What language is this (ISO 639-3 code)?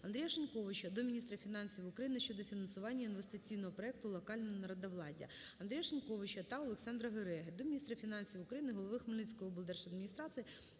ukr